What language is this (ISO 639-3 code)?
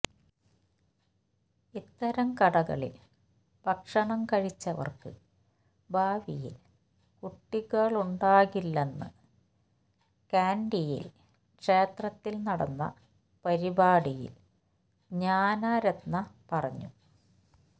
mal